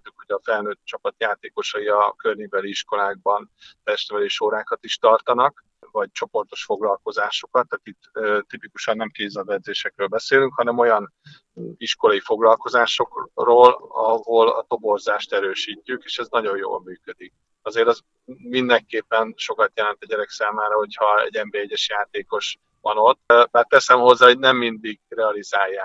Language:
Hungarian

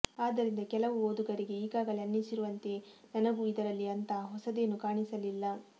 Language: Kannada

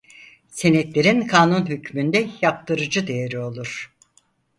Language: Turkish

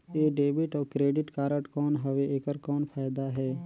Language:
Chhattisgarhi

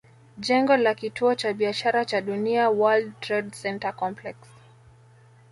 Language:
Swahili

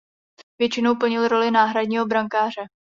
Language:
Czech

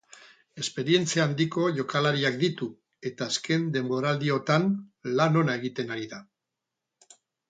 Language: Basque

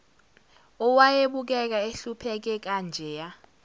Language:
Zulu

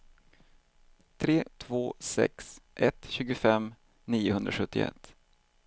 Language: Swedish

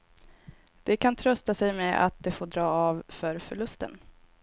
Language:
Swedish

